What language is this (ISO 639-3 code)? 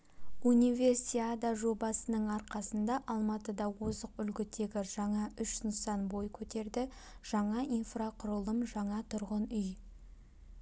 kaz